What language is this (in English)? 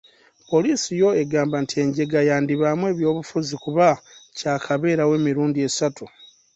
Ganda